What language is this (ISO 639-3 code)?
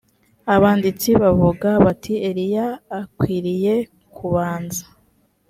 kin